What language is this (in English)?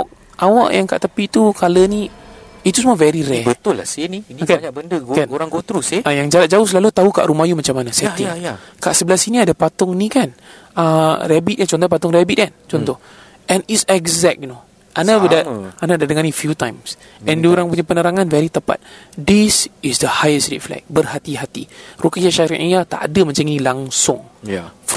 Malay